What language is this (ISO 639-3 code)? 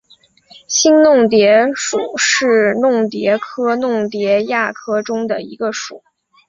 zho